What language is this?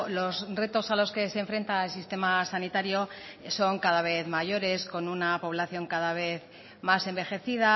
Spanish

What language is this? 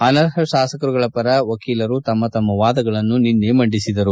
Kannada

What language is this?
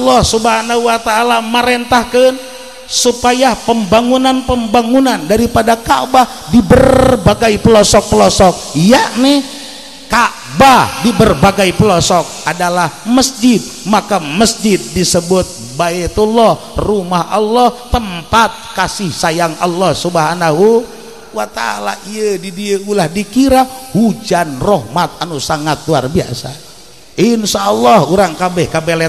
Indonesian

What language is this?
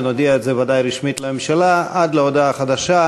Hebrew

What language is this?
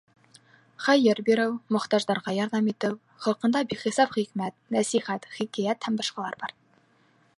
Bashkir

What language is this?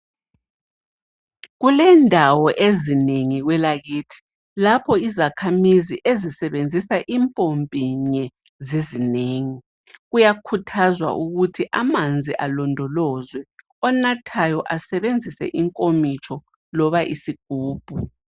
North Ndebele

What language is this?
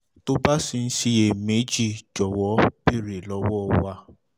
Yoruba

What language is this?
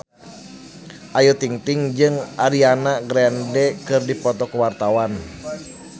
Sundanese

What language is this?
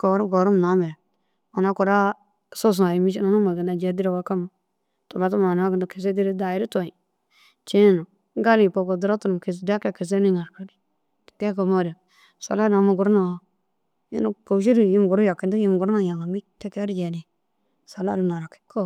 Dazaga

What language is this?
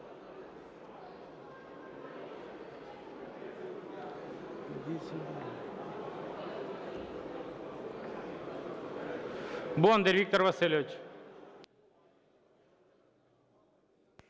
Ukrainian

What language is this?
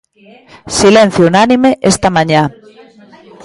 Galician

